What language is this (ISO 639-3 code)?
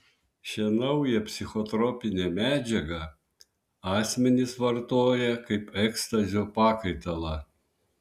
lit